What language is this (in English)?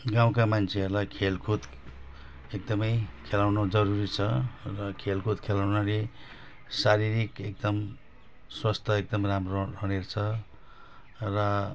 Nepali